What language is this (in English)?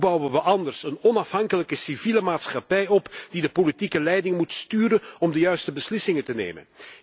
Dutch